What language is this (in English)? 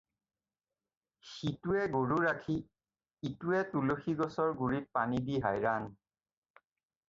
Assamese